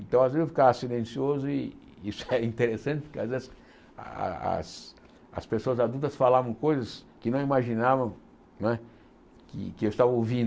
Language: Portuguese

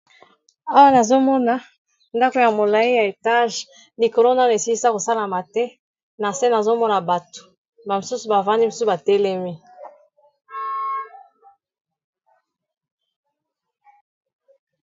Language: Lingala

